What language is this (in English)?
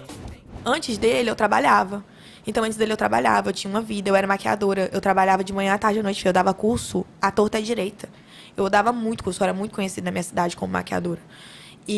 Portuguese